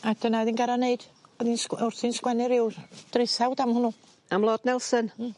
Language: Welsh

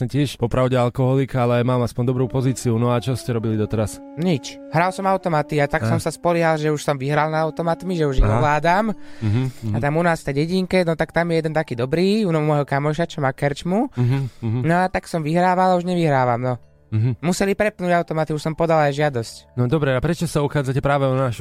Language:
Slovak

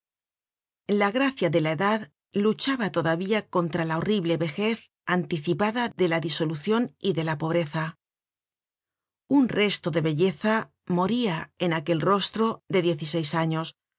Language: Spanish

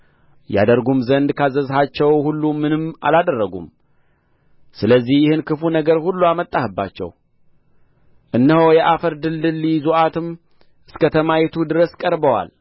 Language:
Amharic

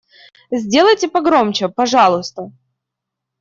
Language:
Russian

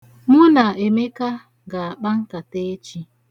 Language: Igbo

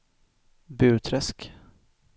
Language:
Swedish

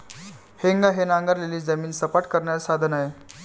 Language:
Marathi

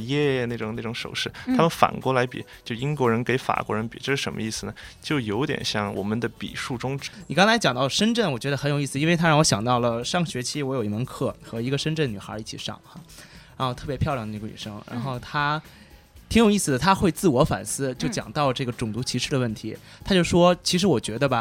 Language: Chinese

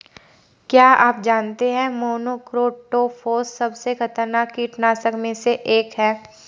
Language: Hindi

